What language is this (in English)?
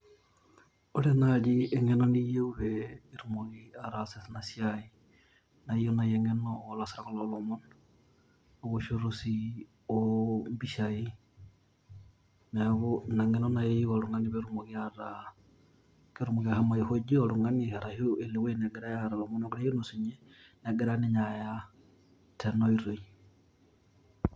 Masai